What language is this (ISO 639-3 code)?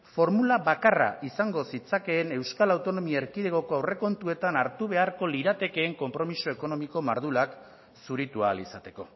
eus